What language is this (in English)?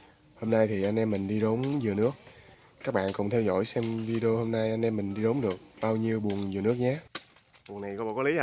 Vietnamese